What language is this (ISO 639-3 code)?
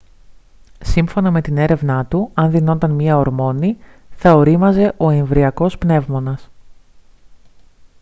ell